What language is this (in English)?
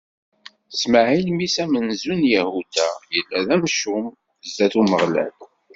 Kabyle